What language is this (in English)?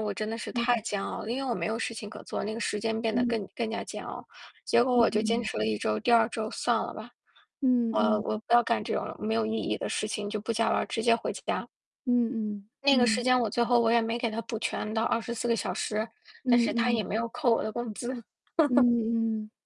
Chinese